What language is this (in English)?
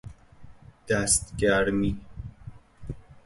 Persian